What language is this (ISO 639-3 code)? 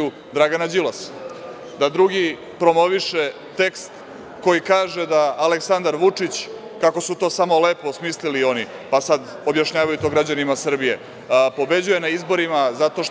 srp